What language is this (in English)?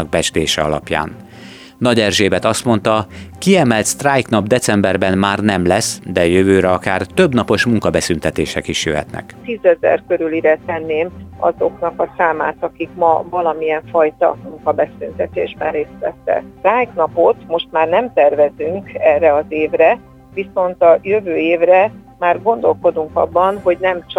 Hungarian